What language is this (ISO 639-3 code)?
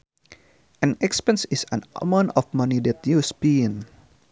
sun